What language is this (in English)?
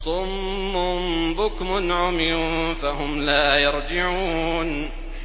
Arabic